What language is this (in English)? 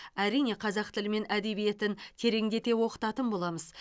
Kazakh